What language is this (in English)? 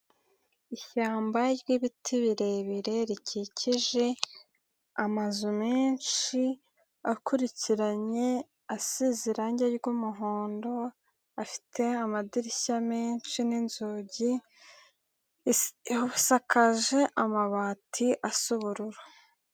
Kinyarwanda